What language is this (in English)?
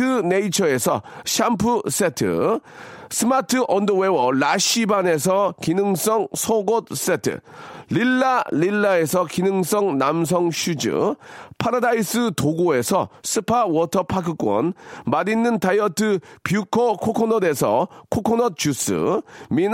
Korean